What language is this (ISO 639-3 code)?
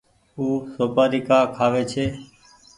gig